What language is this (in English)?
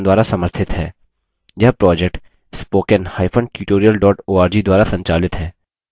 Hindi